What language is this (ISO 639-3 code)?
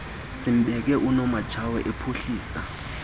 xho